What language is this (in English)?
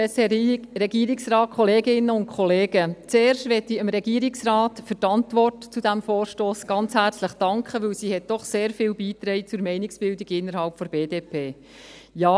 Swiss German